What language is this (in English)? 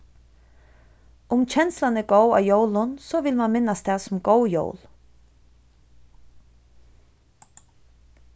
Faroese